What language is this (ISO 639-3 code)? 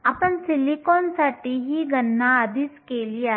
mar